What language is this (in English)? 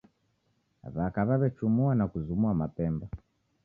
Taita